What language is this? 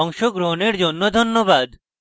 Bangla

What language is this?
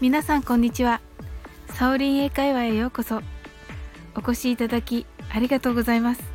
Japanese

